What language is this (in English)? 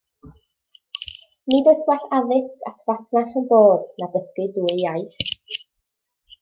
Welsh